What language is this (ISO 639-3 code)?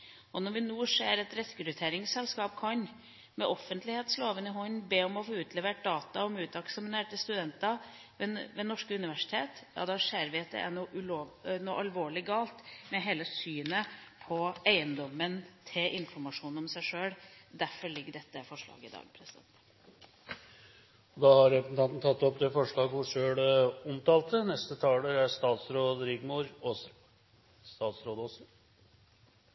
nor